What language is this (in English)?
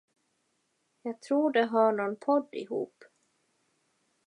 Swedish